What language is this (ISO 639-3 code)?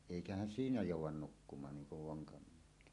fin